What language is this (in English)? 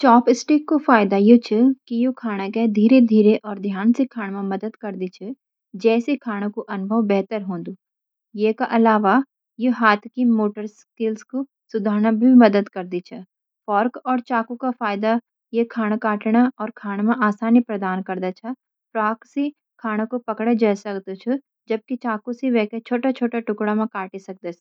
Garhwali